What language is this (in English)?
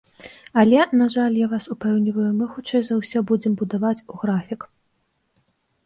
Belarusian